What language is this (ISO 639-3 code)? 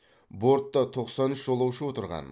kaz